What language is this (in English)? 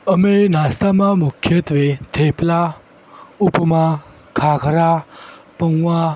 Gujarati